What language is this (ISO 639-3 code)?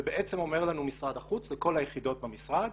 heb